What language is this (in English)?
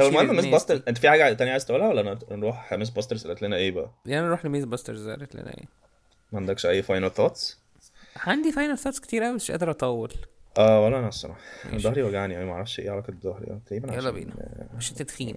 Arabic